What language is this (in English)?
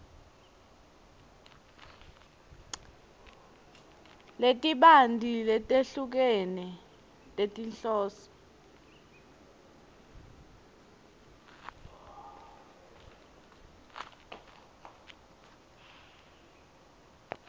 Swati